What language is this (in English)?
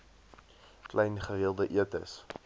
Afrikaans